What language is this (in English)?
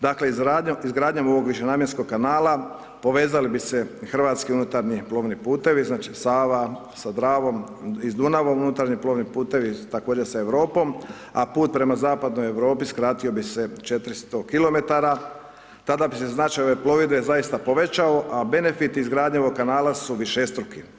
Croatian